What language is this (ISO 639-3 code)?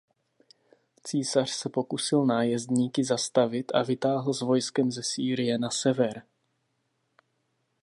ces